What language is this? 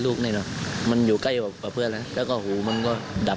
Thai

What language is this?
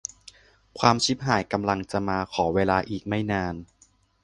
Thai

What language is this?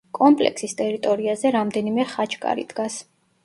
Georgian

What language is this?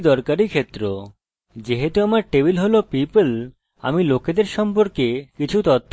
Bangla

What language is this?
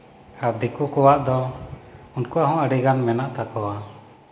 Santali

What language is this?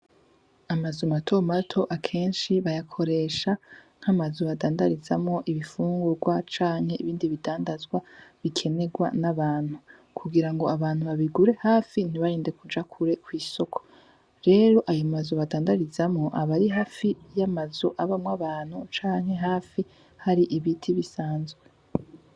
Rundi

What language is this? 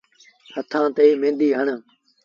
Sindhi Bhil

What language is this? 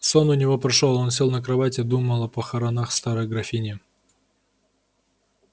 Russian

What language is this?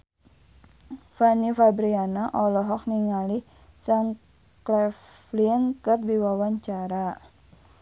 Sundanese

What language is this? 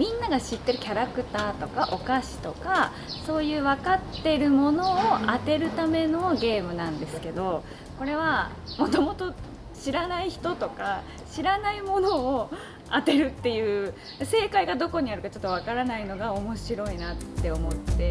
Japanese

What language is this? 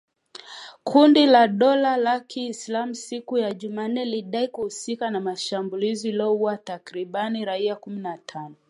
Swahili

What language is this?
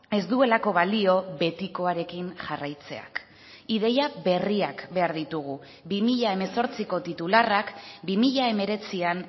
Basque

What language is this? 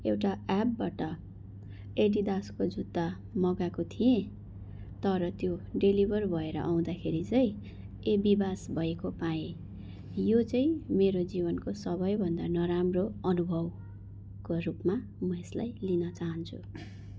Nepali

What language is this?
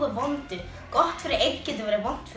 Icelandic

